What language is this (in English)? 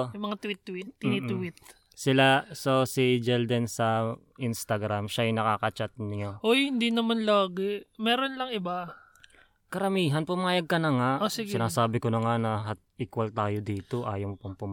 Filipino